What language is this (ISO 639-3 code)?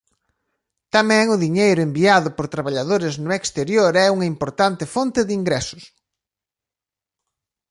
glg